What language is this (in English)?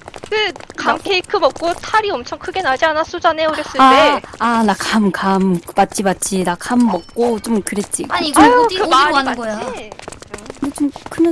Korean